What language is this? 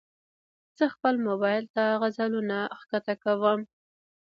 Pashto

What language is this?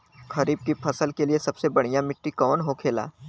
Bhojpuri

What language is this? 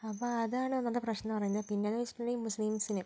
Malayalam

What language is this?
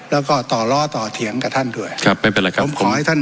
Thai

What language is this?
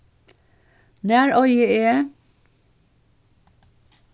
Faroese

